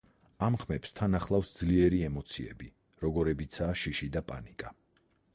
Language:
Georgian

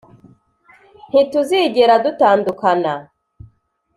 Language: Kinyarwanda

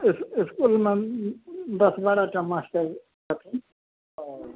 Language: Maithili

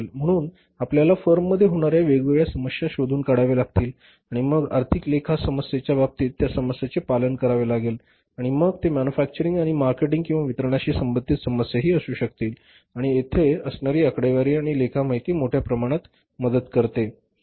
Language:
Marathi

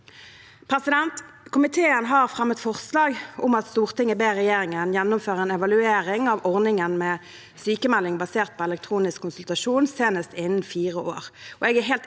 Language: Norwegian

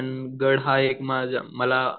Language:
Marathi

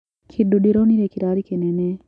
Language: Kikuyu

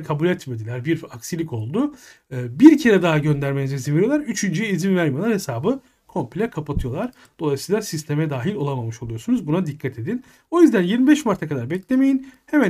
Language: Turkish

